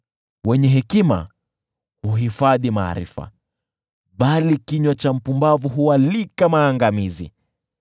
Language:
Swahili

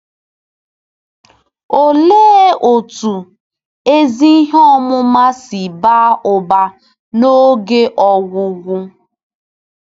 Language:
Igbo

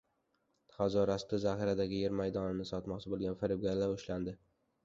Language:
Uzbek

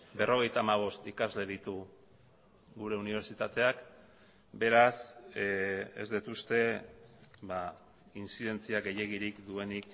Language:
Basque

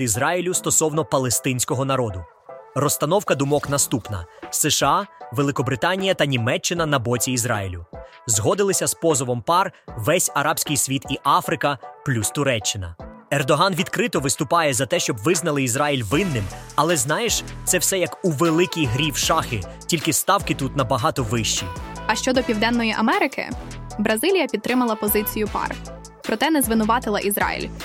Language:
Ukrainian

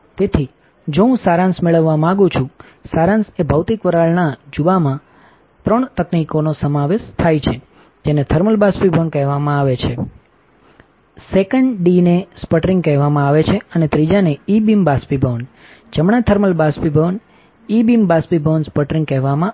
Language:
Gujarati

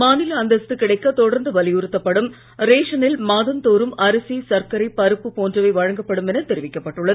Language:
Tamil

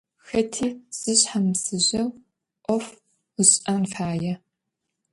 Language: Adyghe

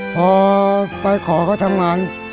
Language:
Thai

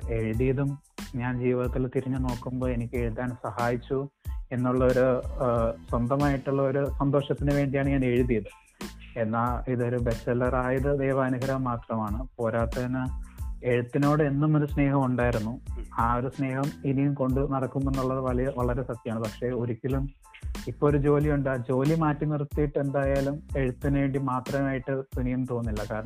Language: Malayalam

